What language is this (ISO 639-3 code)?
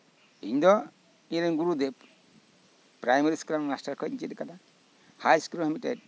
sat